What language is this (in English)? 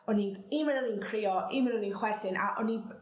Welsh